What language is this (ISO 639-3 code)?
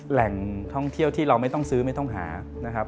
tha